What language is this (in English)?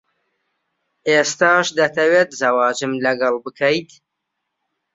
Central Kurdish